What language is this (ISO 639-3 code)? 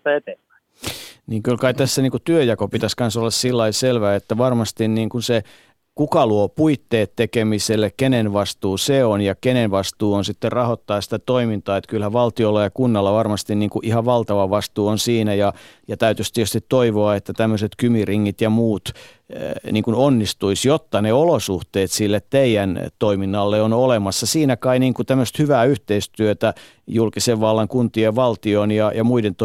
fin